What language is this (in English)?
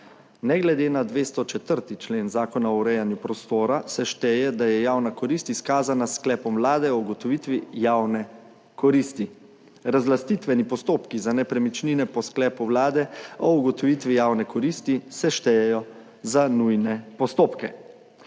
Slovenian